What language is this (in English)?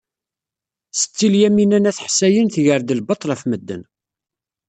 Kabyle